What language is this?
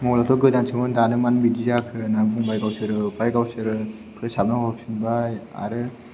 Bodo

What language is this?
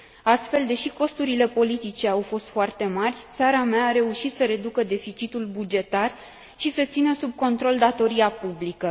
Romanian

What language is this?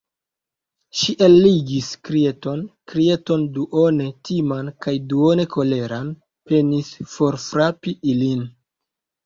Esperanto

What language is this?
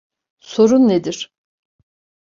Turkish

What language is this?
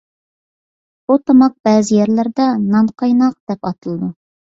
Uyghur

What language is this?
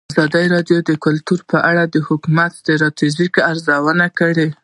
Pashto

